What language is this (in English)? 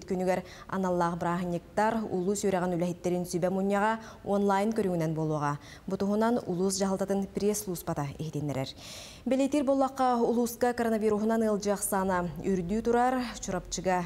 Turkish